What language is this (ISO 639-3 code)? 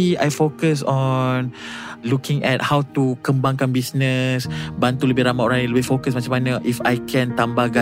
msa